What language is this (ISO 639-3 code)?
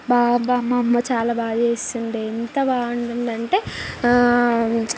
tel